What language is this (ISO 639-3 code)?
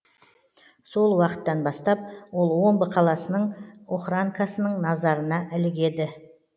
kaz